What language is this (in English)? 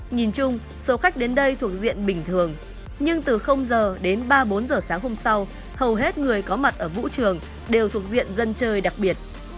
Vietnamese